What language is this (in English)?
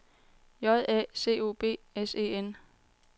Danish